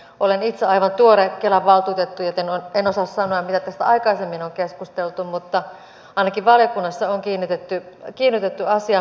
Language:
Finnish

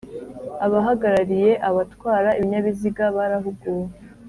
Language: Kinyarwanda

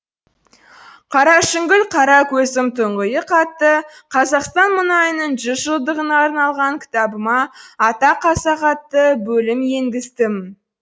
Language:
Kazakh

